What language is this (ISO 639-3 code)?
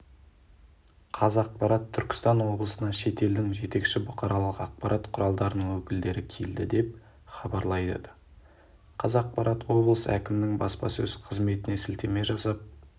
kaz